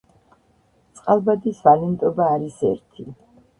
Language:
Georgian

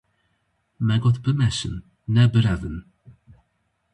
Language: Kurdish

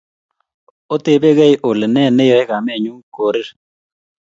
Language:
Kalenjin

